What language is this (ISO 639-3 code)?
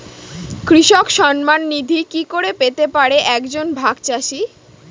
ben